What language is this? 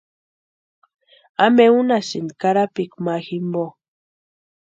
Western Highland Purepecha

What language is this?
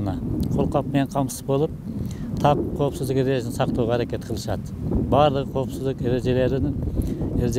Turkish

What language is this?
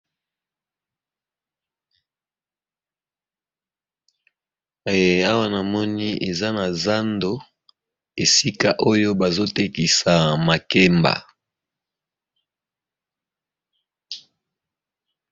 Lingala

